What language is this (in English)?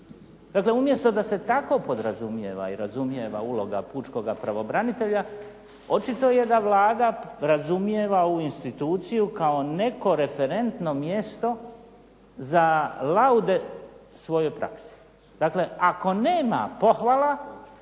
Croatian